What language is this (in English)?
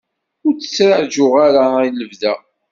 Kabyle